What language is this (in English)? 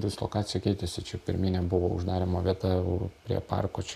Lithuanian